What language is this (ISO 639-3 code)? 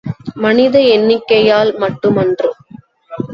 tam